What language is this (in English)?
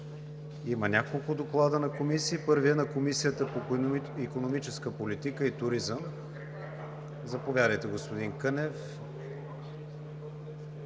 Bulgarian